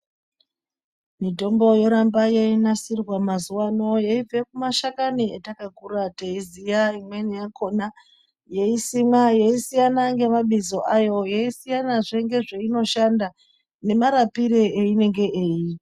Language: Ndau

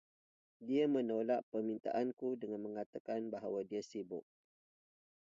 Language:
Indonesian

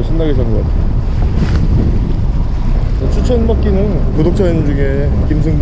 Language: Korean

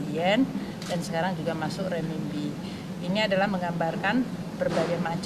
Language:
Indonesian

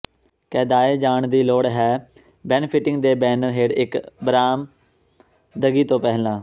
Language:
Punjabi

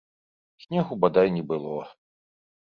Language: Belarusian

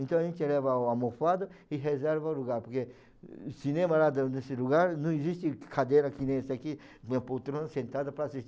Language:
Portuguese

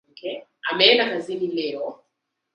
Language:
Swahili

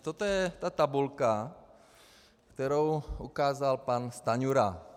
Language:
Czech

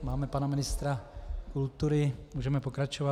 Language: Czech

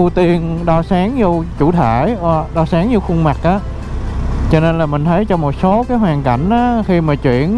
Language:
Vietnamese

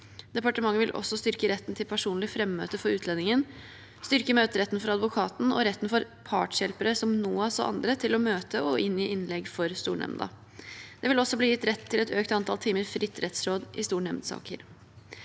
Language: Norwegian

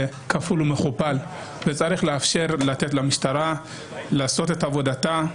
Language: Hebrew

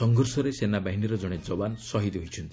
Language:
Odia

